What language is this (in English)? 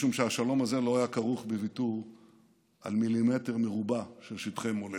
Hebrew